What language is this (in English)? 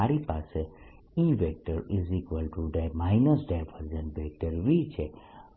Gujarati